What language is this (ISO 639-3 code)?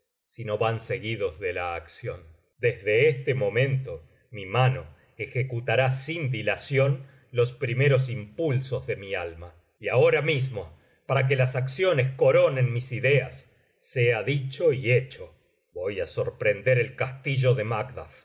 spa